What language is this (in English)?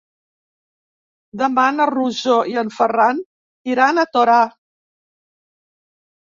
Catalan